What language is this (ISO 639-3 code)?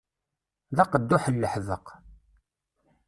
kab